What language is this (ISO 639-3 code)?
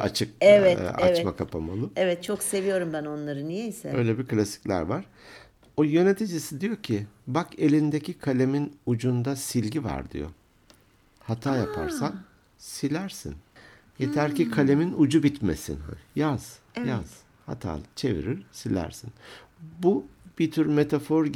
tur